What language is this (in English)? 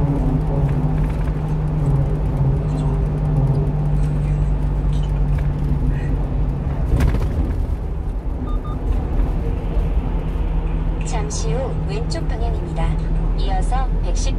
Korean